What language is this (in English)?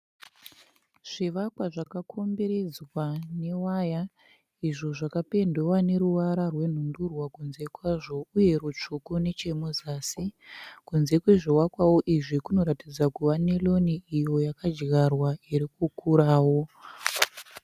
Shona